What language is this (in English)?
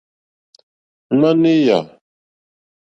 Mokpwe